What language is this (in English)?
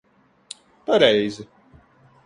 Latvian